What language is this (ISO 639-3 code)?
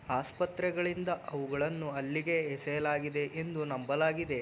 kan